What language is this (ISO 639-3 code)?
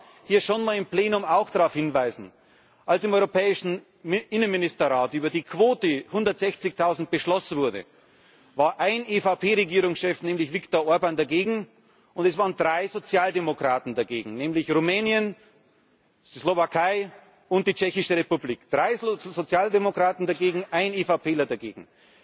deu